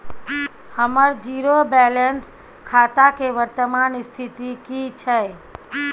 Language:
Maithili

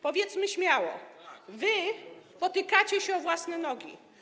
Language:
Polish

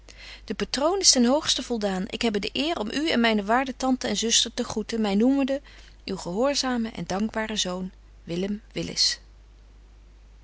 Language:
Dutch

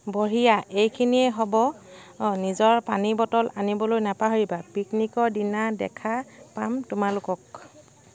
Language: Assamese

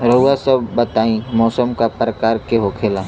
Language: Bhojpuri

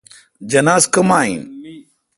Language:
Kalkoti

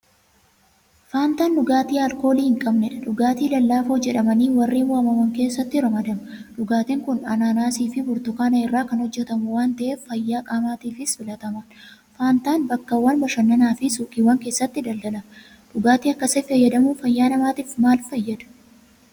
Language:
Oromo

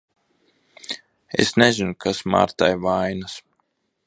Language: Latvian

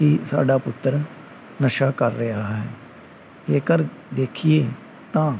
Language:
Punjabi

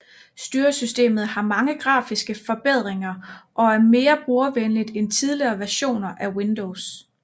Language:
Danish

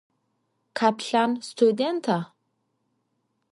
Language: Adyghe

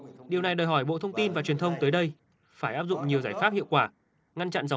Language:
Vietnamese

